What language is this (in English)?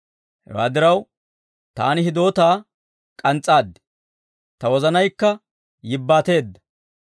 Dawro